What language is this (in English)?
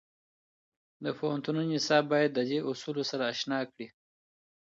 Pashto